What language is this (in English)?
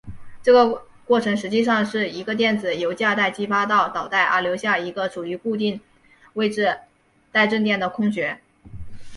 Chinese